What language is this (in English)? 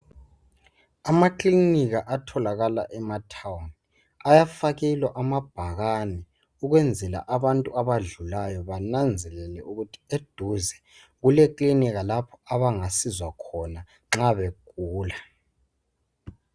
North Ndebele